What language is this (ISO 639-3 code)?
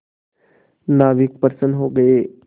hin